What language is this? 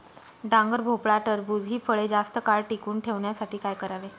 Marathi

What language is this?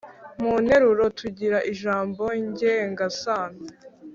Kinyarwanda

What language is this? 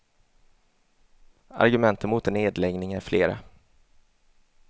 Swedish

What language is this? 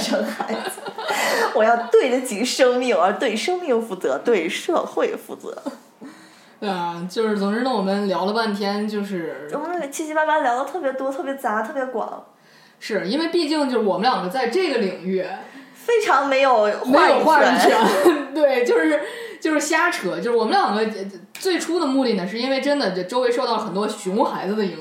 Chinese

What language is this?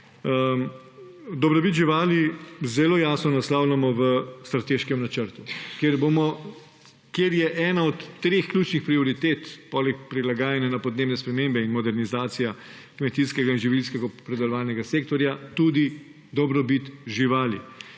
Slovenian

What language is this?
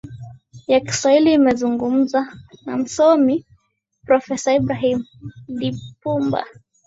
Swahili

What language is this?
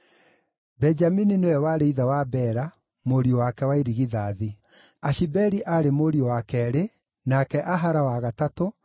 Kikuyu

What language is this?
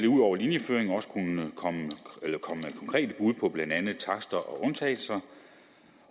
Danish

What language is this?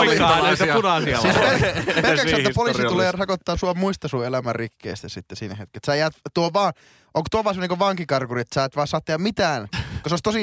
Finnish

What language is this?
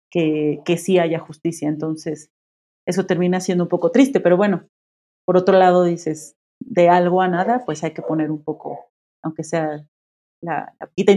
Spanish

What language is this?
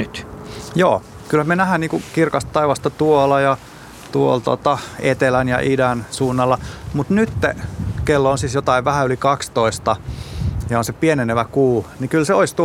Finnish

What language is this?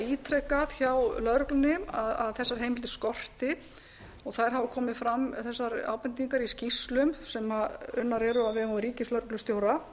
Icelandic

